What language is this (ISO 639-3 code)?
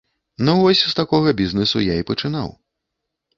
bel